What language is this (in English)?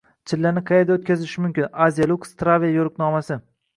Uzbek